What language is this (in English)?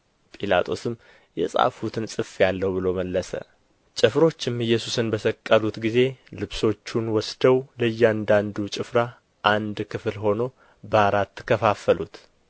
Amharic